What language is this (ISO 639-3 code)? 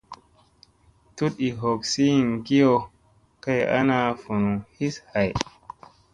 mse